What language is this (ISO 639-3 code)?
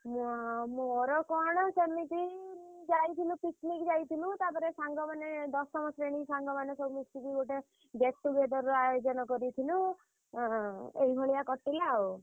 ori